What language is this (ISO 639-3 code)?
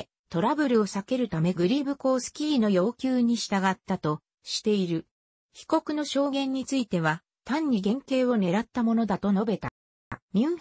jpn